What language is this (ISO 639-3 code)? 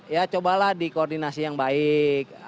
ind